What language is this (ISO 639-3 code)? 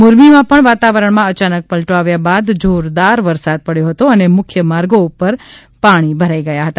guj